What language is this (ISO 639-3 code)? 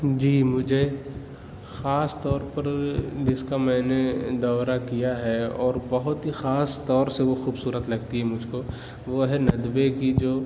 urd